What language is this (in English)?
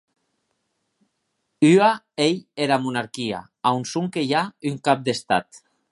Occitan